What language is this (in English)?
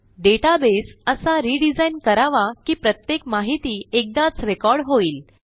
Marathi